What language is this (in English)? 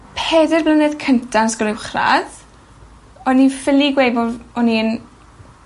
Welsh